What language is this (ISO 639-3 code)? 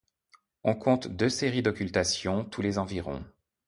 fra